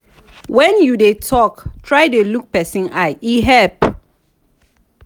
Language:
Nigerian Pidgin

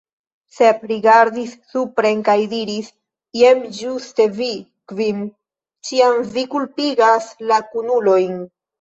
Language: Esperanto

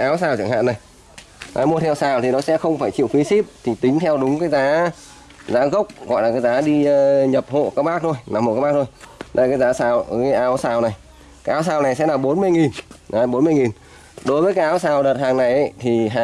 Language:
Vietnamese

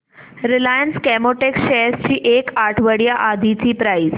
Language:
Marathi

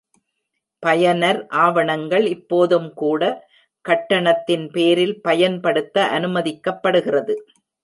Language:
Tamil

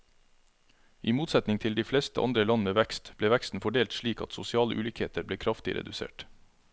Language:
Norwegian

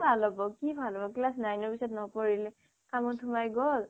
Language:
Assamese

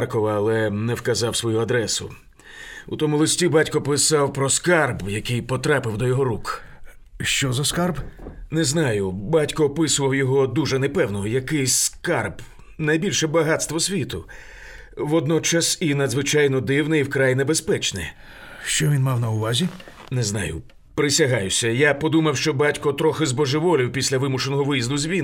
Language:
Ukrainian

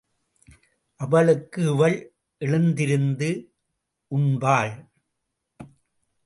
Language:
Tamil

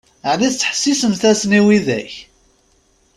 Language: Kabyle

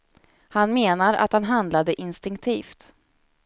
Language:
Swedish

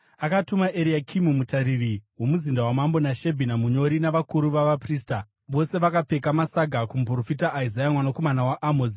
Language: Shona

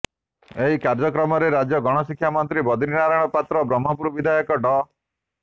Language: Odia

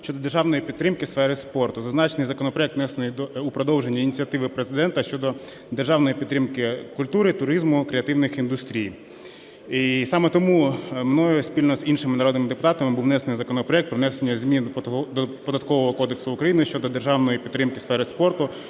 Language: Ukrainian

